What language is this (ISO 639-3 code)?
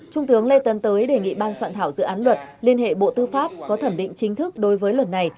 vie